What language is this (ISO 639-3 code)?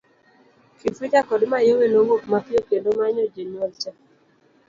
luo